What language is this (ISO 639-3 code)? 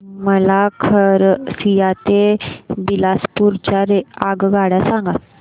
mar